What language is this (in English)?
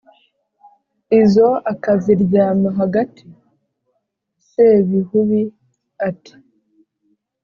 Kinyarwanda